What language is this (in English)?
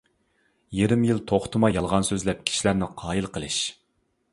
Uyghur